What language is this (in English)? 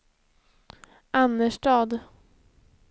Swedish